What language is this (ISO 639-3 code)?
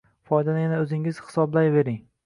uzb